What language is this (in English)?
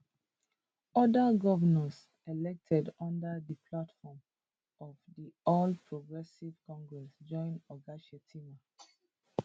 Nigerian Pidgin